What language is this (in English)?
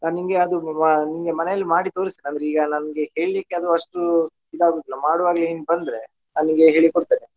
Kannada